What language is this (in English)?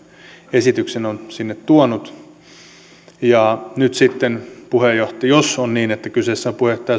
Finnish